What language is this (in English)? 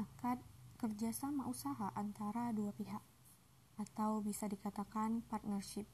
Indonesian